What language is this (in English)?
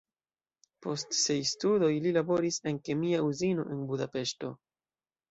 Esperanto